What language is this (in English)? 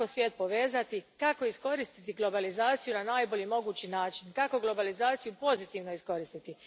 Croatian